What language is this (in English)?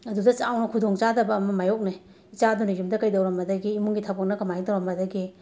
Manipuri